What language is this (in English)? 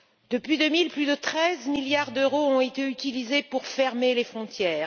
French